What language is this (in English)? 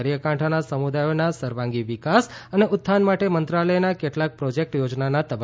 Gujarati